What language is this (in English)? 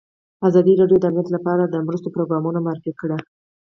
Pashto